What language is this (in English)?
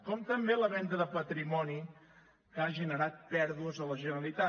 Catalan